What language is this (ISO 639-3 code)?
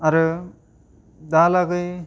brx